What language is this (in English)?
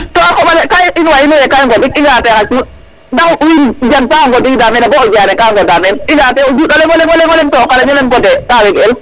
Serer